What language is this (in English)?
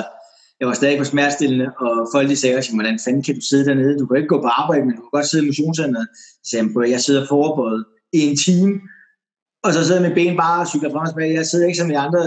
Danish